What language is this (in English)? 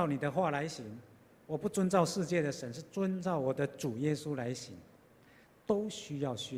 Chinese